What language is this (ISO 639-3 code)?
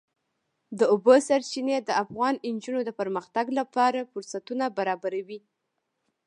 pus